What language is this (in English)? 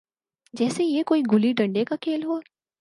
Urdu